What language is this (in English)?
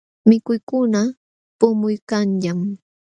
Jauja Wanca Quechua